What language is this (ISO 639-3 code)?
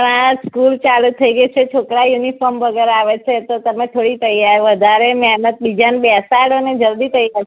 guj